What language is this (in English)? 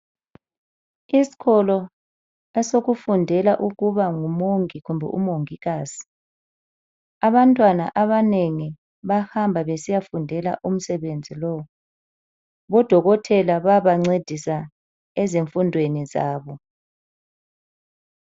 North Ndebele